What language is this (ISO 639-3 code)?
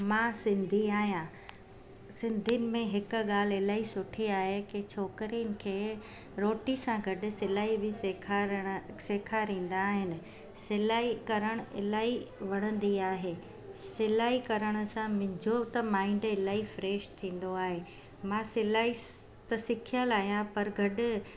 snd